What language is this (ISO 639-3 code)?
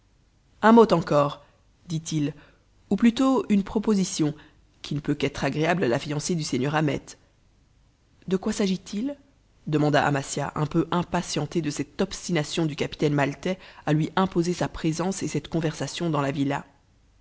fra